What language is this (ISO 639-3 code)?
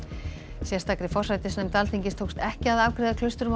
isl